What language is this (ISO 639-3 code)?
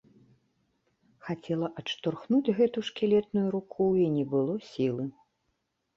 bel